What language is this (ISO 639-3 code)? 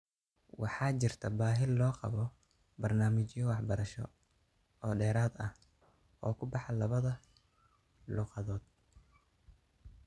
som